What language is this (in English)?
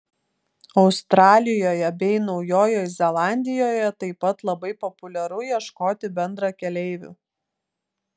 Lithuanian